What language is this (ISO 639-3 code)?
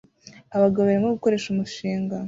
kin